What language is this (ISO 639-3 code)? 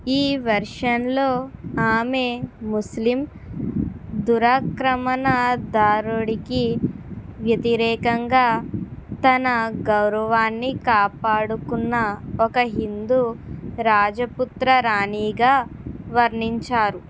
tel